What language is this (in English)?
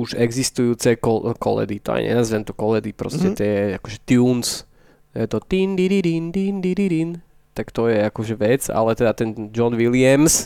Slovak